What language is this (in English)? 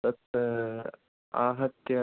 Sanskrit